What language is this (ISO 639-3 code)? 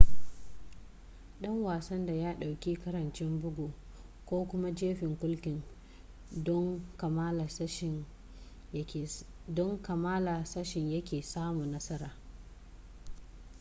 hau